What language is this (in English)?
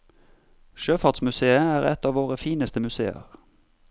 Norwegian